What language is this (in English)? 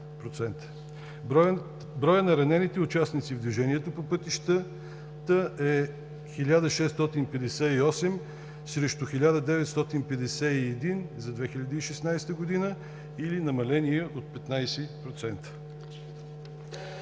Bulgarian